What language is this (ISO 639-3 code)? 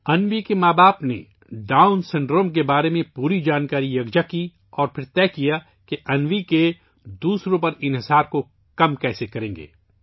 urd